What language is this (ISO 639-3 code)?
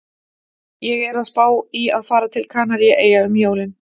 isl